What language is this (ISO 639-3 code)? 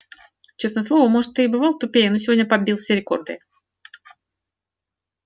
rus